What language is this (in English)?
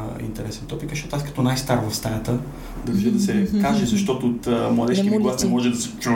Bulgarian